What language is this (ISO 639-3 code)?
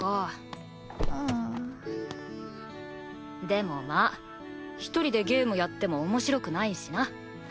jpn